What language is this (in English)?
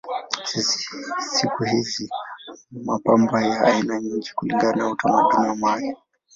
Swahili